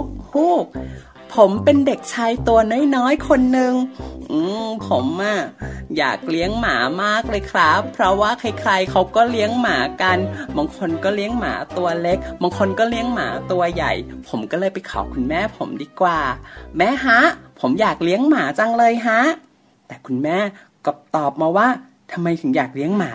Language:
Thai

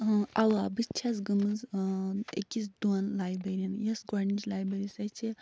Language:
Kashmiri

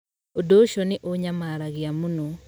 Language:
Kikuyu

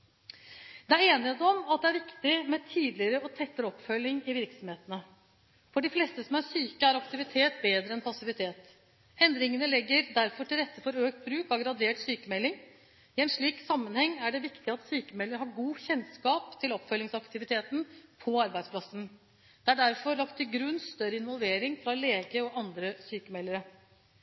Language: Norwegian Bokmål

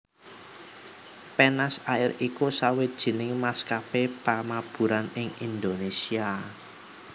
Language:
Javanese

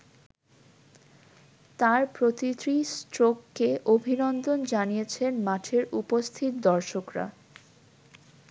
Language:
Bangla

